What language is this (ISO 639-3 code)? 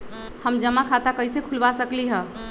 mag